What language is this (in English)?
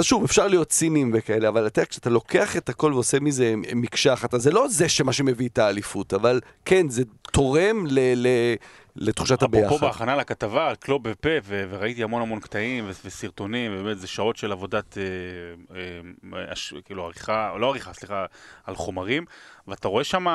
Hebrew